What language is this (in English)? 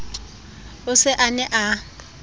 Southern Sotho